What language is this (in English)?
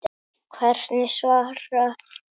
Icelandic